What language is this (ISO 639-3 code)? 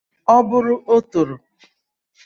ibo